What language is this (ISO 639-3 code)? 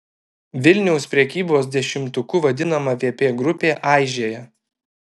lit